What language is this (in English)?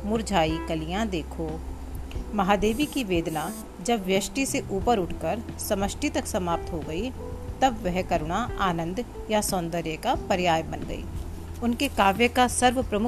Hindi